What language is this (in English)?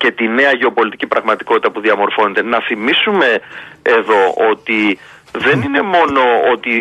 Greek